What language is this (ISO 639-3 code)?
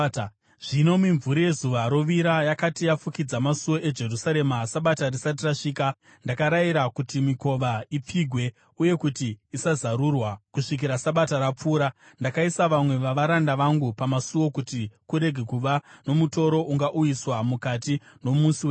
sna